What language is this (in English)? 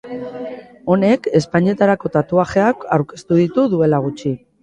Basque